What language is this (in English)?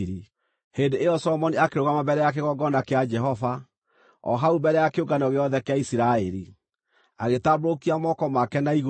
Kikuyu